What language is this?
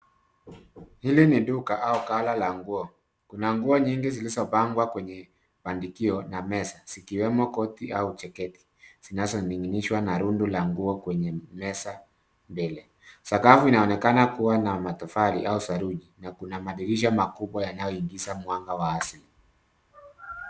Swahili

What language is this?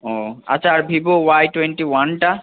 Bangla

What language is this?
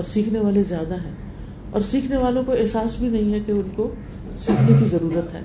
Urdu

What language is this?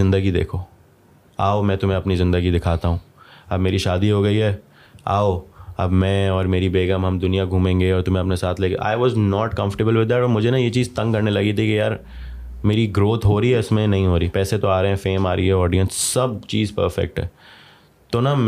Urdu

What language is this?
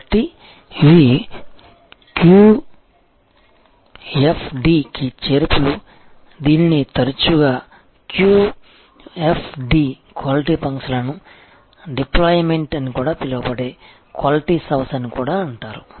Telugu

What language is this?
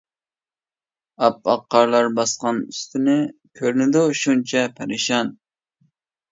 Uyghur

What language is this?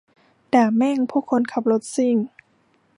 Thai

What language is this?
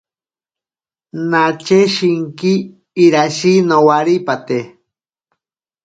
Ashéninka Perené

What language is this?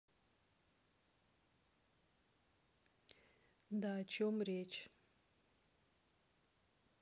Russian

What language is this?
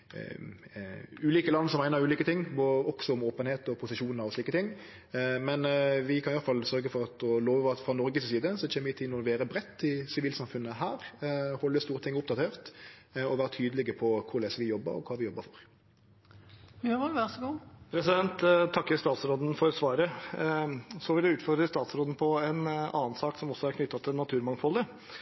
Norwegian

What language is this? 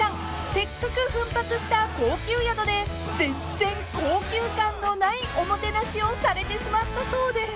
Japanese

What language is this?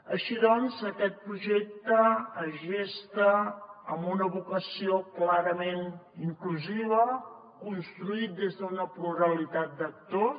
Catalan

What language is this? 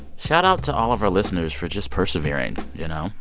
English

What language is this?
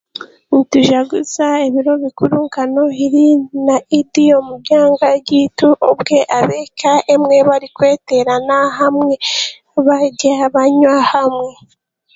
Chiga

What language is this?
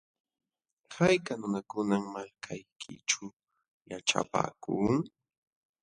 Jauja Wanca Quechua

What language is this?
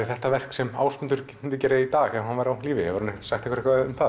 Icelandic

